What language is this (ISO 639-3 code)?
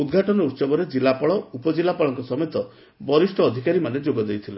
ori